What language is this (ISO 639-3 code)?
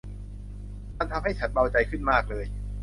tha